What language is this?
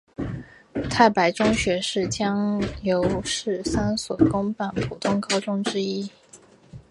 Chinese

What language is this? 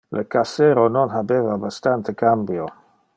Interlingua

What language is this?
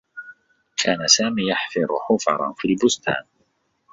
Arabic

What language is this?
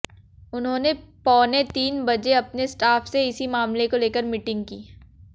Hindi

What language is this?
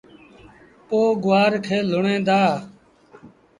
Sindhi Bhil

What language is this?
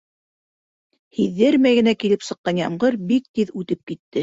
Bashkir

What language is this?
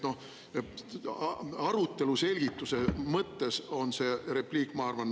Estonian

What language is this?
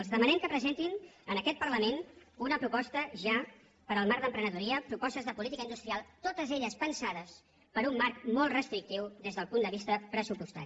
Catalan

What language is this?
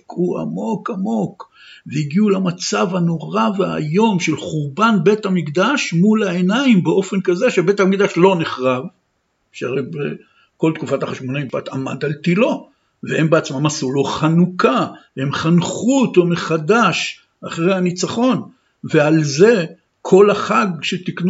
Hebrew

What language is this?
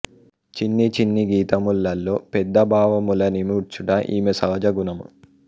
Telugu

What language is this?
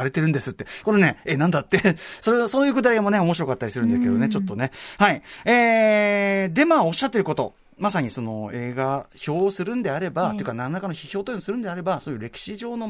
Japanese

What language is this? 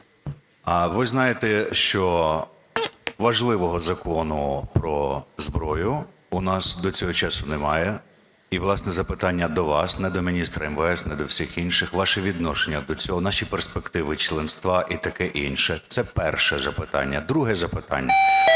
Ukrainian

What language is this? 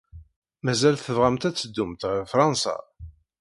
Kabyle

